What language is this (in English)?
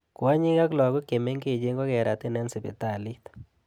Kalenjin